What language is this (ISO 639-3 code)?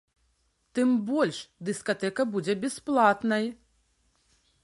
bel